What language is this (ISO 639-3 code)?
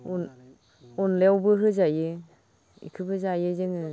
brx